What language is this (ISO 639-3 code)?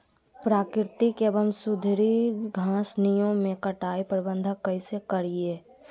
mag